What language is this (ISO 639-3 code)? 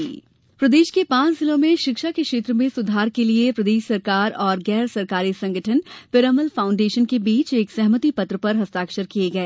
hin